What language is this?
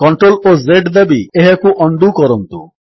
Odia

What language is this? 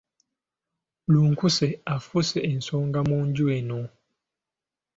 Ganda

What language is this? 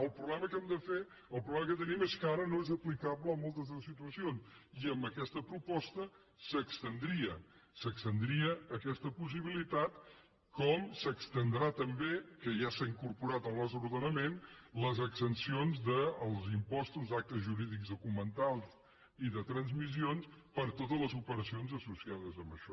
Catalan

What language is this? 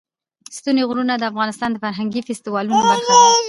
Pashto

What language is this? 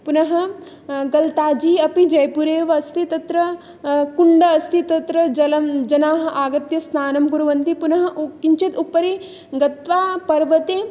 Sanskrit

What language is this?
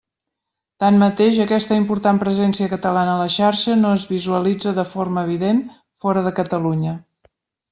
Catalan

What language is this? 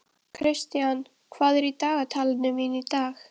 Icelandic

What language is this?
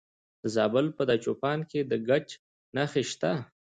Pashto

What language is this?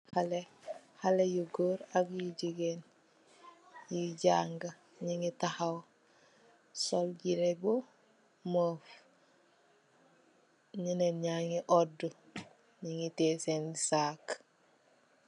Wolof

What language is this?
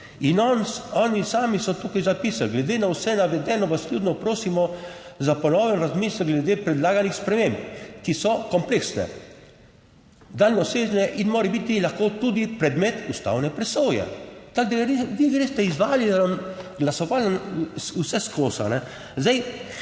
Slovenian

